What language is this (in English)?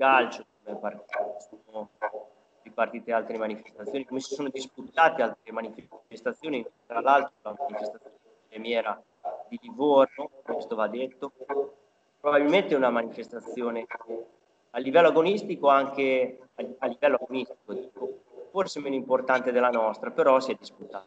Italian